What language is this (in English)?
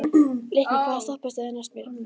Icelandic